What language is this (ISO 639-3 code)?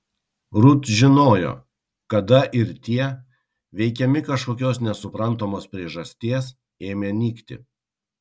lit